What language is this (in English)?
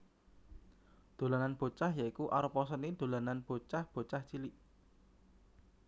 Javanese